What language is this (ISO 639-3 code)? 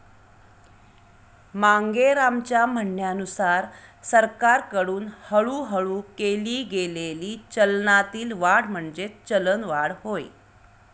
mar